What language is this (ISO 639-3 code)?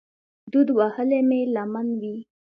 pus